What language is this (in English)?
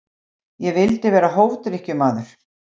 Icelandic